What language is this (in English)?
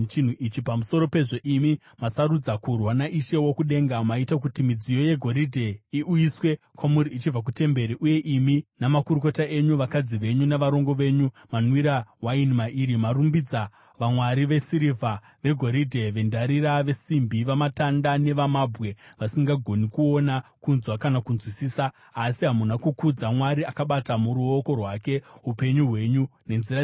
Shona